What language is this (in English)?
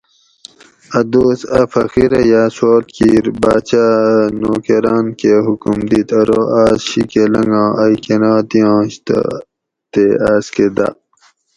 Gawri